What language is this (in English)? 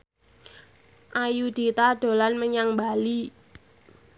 Javanese